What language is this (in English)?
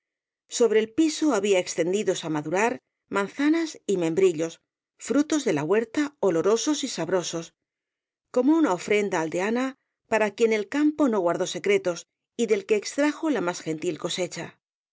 Spanish